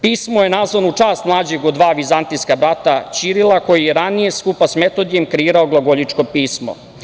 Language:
Serbian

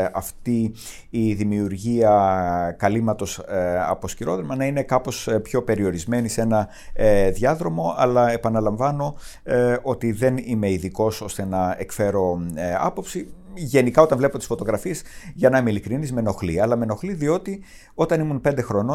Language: Greek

